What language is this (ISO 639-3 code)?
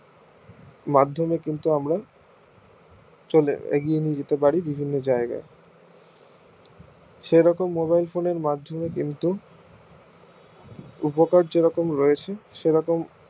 ben